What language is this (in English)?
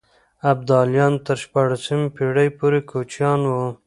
Pashto